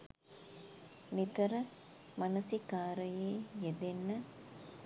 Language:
Sinhala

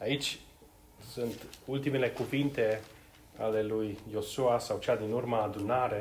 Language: Romanian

